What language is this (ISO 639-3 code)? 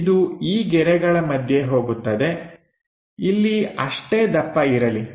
kan